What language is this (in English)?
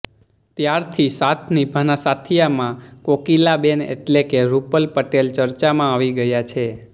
Gujarati